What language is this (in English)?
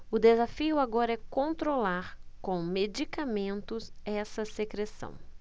Portuguese